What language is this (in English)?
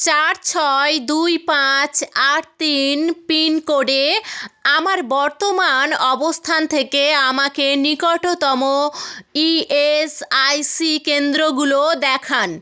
Bangla